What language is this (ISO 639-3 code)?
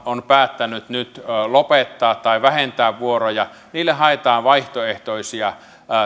fin